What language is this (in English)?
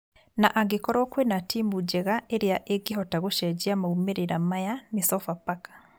Kikuyu